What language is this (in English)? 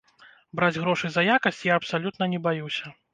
Belarusian